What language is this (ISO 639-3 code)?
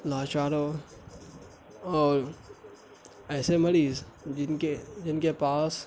urd